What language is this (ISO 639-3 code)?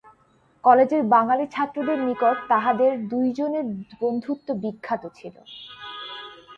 ben